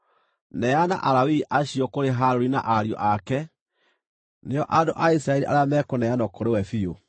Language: Kikuyu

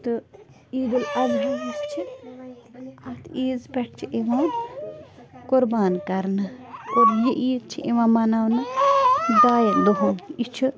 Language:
Kashmiri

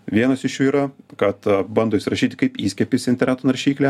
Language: Lithuanian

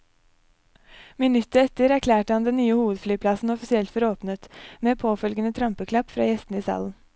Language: Norwegian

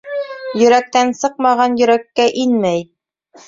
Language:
Bashkir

